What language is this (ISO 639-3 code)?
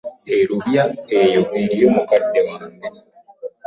lug